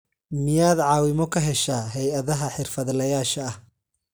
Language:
Somali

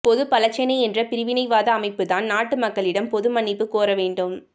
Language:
Tamil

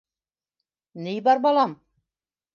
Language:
Bashkir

